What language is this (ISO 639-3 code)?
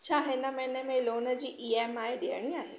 snd